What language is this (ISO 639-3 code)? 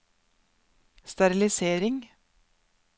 nor